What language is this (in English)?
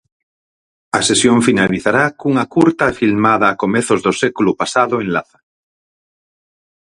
Galician